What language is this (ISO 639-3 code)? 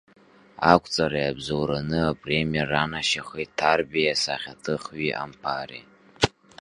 abk